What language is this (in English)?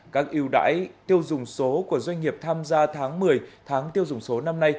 Vietnamese